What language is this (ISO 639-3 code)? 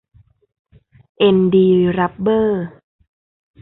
tha